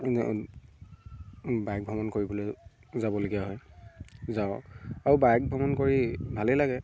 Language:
Assamese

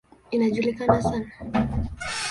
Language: Swahili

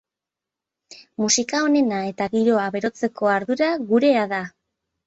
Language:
Basque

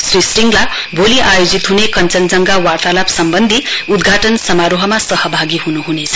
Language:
Nepali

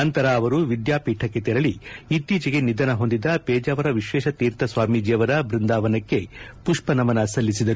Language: Kannada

